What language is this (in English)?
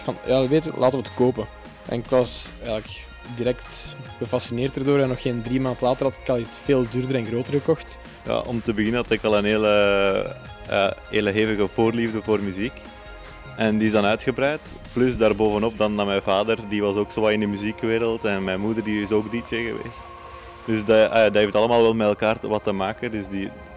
Dutch